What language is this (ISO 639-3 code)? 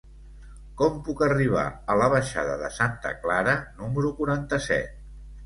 cat